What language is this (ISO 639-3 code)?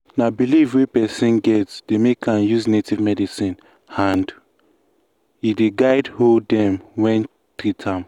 pcm